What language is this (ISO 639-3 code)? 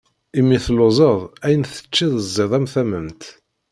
kab